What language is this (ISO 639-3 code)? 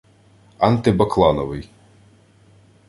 ukr